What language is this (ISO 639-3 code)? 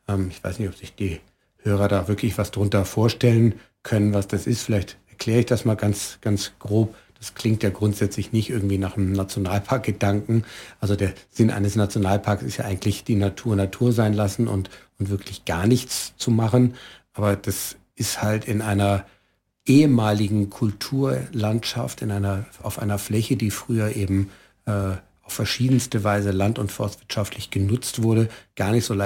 deu